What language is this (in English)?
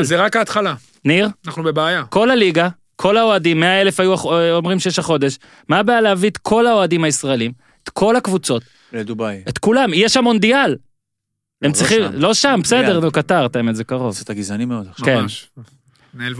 Hebrew